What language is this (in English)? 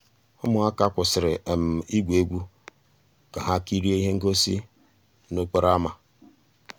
Igbo